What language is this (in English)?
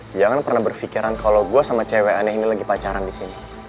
Indonesian